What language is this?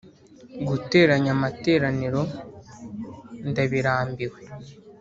Kinyarwanda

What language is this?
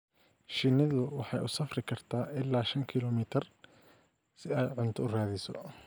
Somali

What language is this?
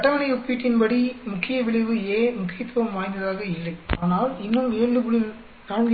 Tamil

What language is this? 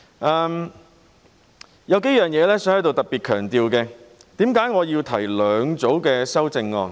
Cantonese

